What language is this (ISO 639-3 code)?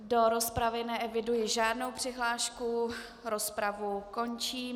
ces